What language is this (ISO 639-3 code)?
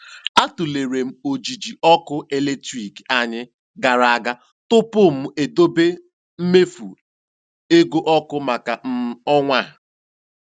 ibo